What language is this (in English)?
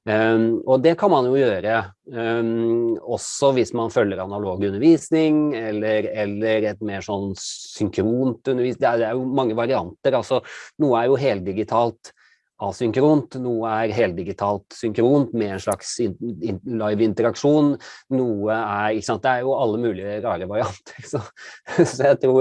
Norwegian